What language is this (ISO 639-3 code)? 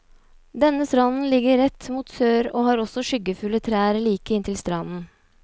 nor